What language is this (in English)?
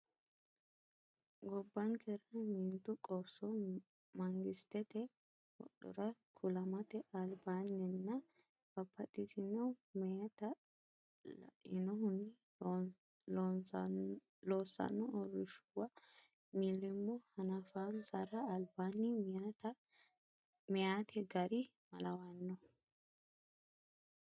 Sidamo